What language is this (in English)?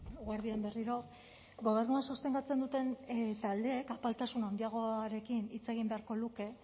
Basque